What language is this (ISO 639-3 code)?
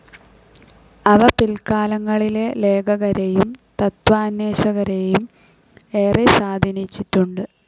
mal